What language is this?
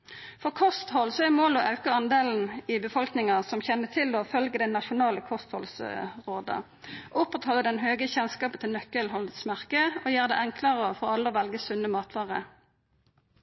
Norwegian Nynorsk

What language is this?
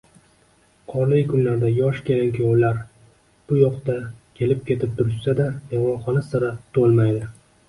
Uzbek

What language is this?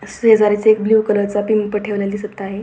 Marathi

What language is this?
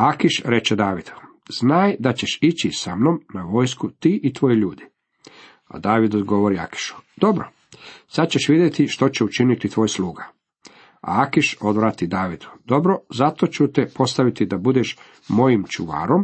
Croatian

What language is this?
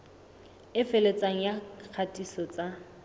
Southern Sotho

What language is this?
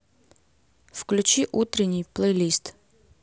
Russian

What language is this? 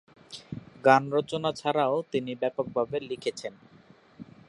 Bangla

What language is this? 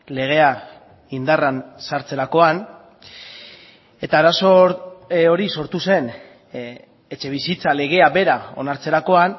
Basque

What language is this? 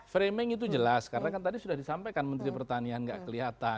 Indonesian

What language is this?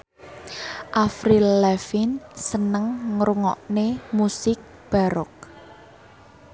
Javanese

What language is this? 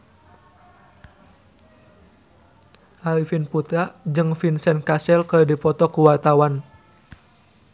Sundanese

